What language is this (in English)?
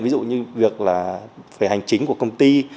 Vietnamese